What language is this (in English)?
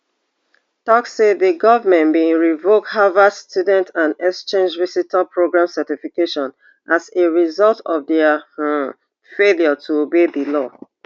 Nigerian Pidgin